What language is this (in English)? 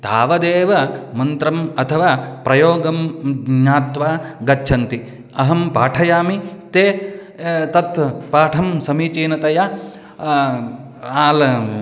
Sanskrit